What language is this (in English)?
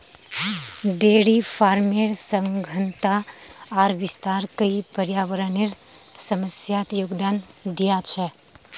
Magahi